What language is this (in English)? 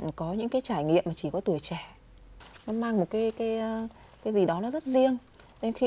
Vietnamese